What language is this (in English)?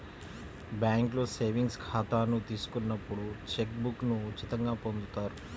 Telugu